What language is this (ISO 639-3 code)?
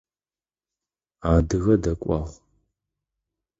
ady